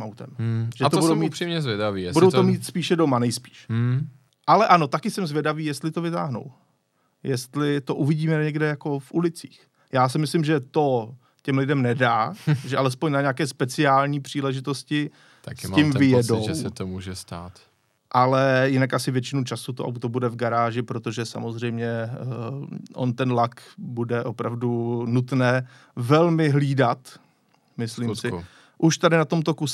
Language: Czech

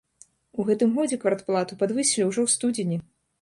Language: Belarusian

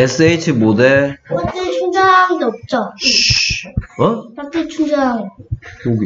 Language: Korean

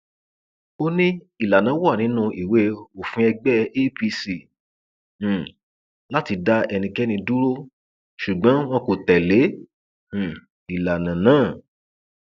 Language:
Yoruba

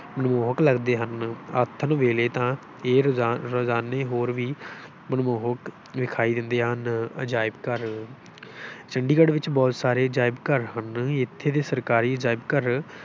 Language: Punjabi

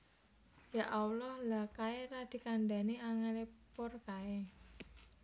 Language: Javanese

